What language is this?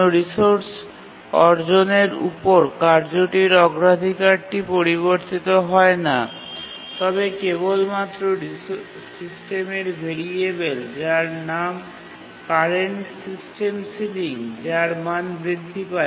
Bangla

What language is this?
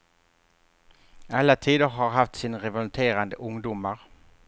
Swedish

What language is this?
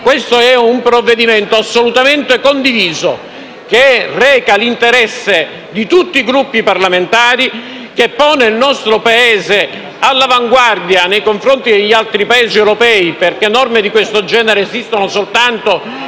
Italian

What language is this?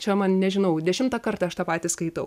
Lithuanian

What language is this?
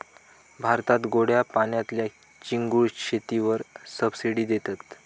Marathi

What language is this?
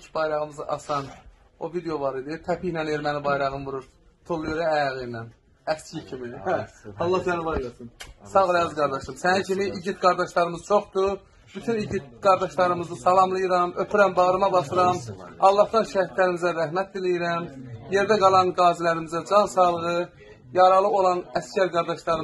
Turkish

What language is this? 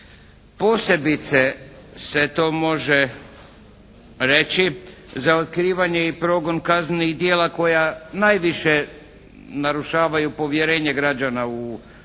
Croatian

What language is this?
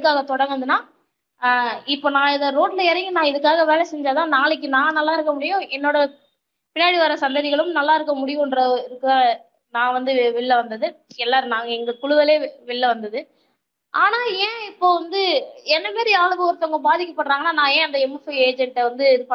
Tamil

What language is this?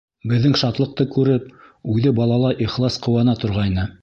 Bashkir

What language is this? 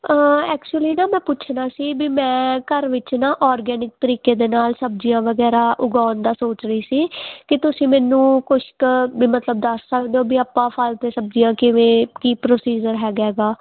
Punjabi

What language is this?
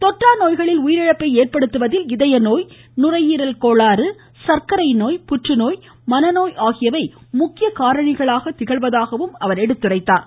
Tamil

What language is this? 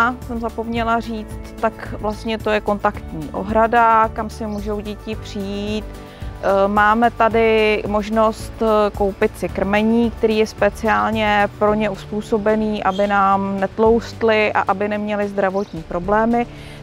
Czech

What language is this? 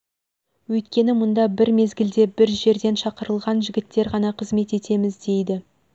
Kazakh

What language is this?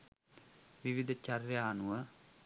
Sinhala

